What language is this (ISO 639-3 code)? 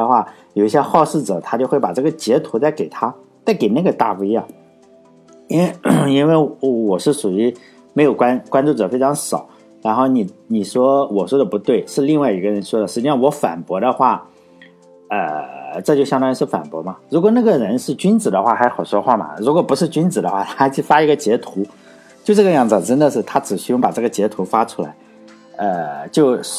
zho